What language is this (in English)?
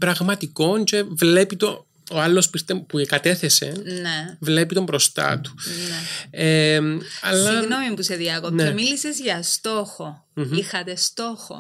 Greek